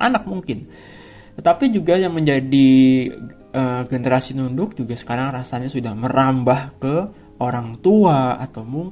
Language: Indonesian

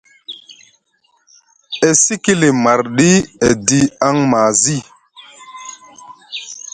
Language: Musgu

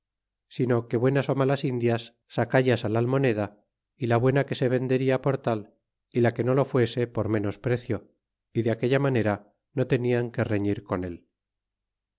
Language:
Spanish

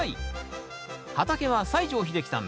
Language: Japanese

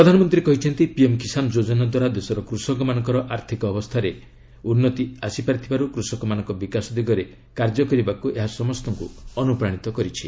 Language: Odia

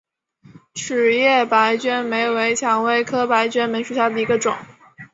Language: Chinese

